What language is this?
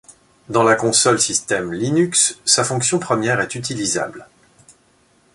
French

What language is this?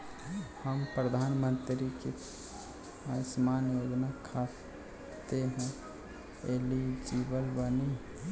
Bhojpuri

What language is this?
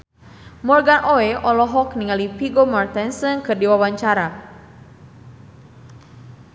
Sundanese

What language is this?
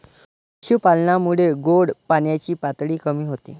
Marathi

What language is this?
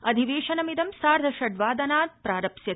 Sanskrit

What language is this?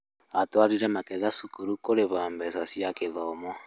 Kikuyu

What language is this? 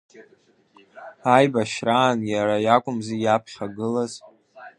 Abkhazian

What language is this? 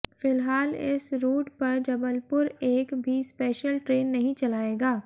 Hindi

